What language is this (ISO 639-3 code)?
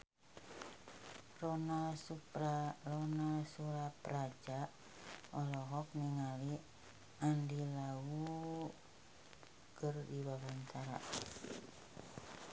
sun